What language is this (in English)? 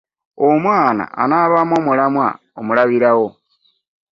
Ganda